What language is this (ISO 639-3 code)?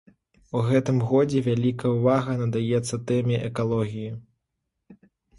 bel